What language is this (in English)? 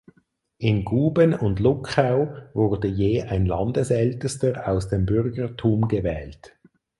German